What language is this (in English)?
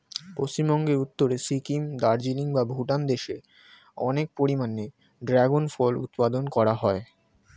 Bangla